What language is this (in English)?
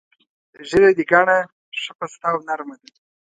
Pashto